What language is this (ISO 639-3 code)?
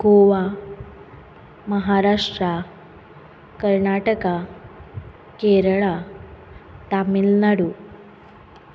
kok